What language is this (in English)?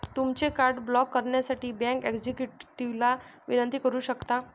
Marathi